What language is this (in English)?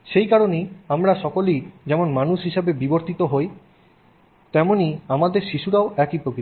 Bangla